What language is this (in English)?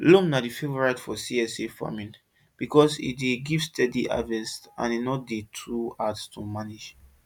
Nigerian Pidgin